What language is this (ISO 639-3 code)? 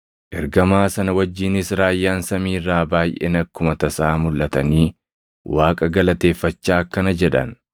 orm